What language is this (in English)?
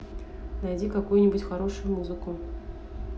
Russian